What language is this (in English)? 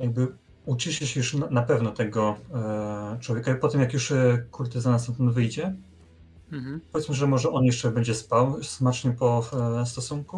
Polish